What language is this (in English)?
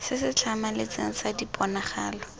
Tswana